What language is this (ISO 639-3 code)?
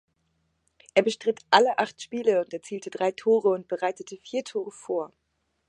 deu